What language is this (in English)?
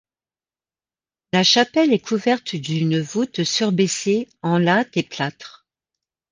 French